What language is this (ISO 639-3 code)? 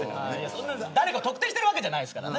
jpn